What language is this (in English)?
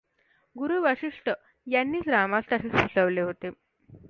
Marathi